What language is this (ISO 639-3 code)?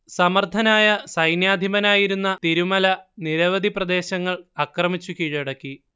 mal